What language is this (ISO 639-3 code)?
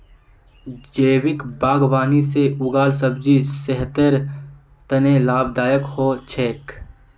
mag